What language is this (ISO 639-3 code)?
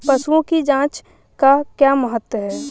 hin